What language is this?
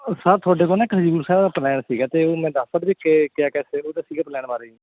Punjabi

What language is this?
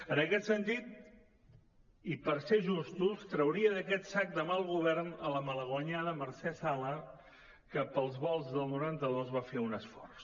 Catalan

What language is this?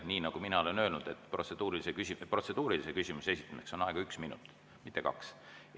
Estonian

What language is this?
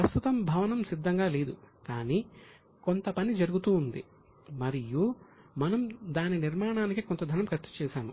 Telugu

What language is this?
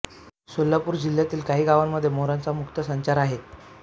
Marathi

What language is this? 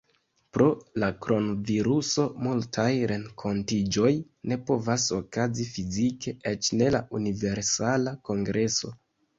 Esperanto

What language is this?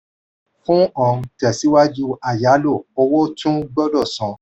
Yoruba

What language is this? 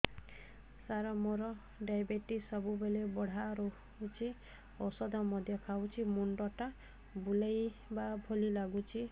Odia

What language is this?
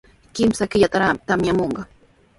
Sihuas Ancash Quechua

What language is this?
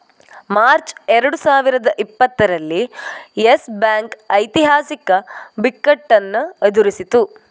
Kannada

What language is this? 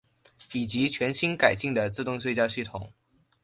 Chinese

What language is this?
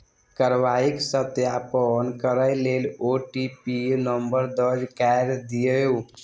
Maithili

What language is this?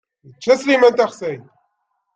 Kabyle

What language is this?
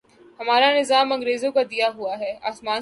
Urdu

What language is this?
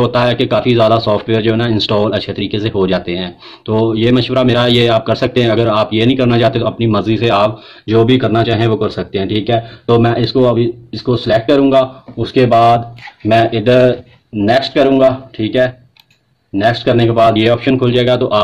Hindi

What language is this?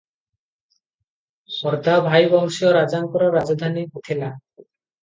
Odia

